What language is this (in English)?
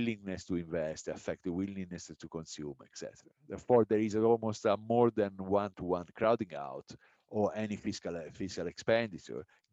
English